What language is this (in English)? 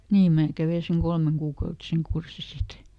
Finnish